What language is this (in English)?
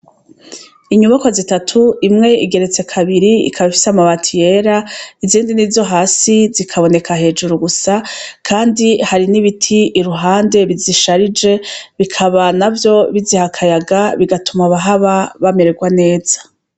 Rundi